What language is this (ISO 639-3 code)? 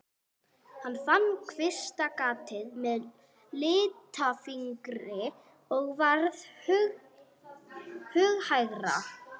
isl